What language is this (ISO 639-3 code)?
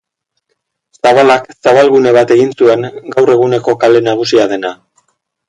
eus